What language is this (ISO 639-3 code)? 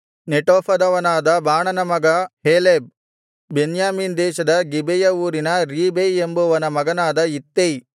kan